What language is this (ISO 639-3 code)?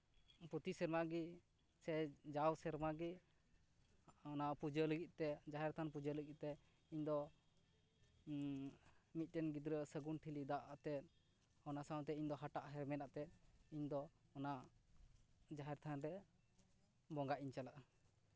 sat